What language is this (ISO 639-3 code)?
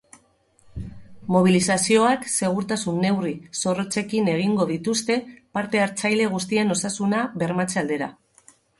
eus